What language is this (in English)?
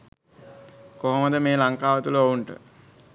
Sinhala